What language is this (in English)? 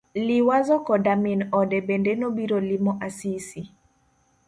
Luo (Kenya and Tanzania)